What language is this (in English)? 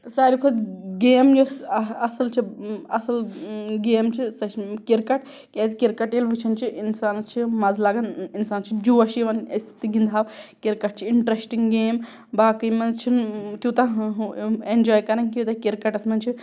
Kashmiri